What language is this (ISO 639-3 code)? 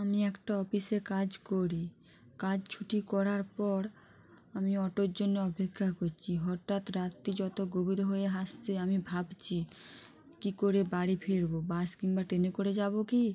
ben